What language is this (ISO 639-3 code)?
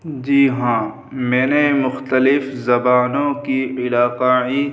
urd